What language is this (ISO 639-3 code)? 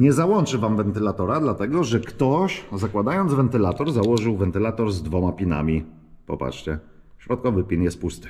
pol